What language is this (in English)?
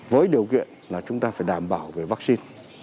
Vietnamese